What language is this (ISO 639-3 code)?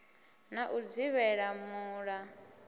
ven